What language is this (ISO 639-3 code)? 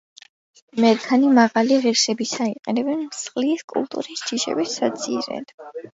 kat